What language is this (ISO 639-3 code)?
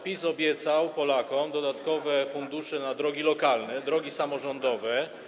pol